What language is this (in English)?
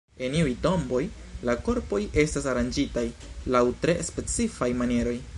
Esperanto